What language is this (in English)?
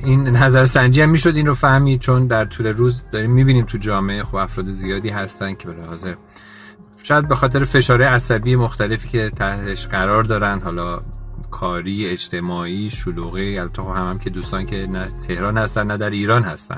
Persian